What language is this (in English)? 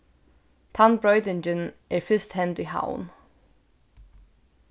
Faroese